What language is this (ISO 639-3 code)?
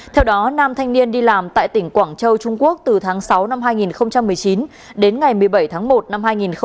vie